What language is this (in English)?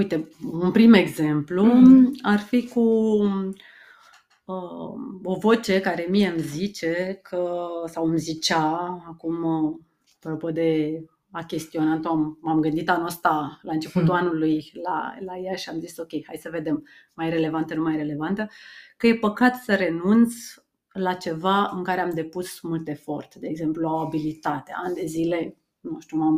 Romanian